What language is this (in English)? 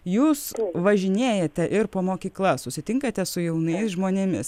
Lithuanian